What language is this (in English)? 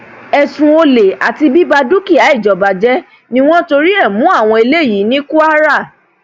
Yoruba